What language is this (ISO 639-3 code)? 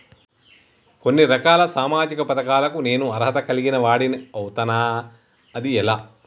tel